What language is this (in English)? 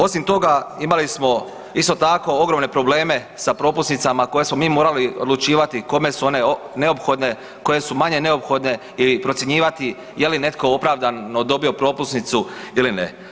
Croatian